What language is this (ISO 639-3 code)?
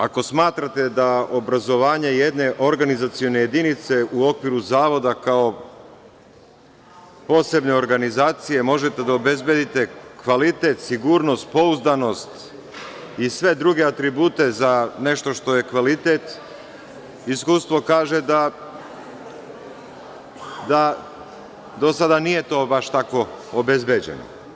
srp